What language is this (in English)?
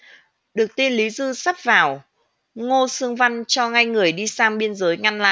Vietnamese